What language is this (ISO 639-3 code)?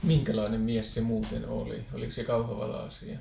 fin